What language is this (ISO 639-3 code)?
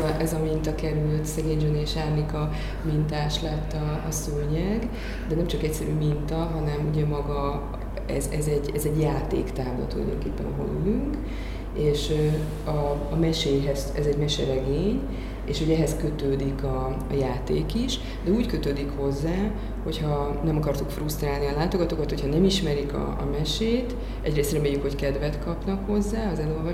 hun